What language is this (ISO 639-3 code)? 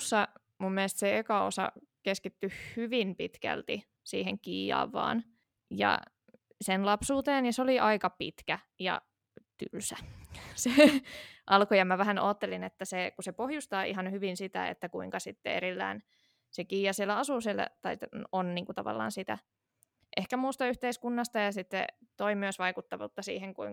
fin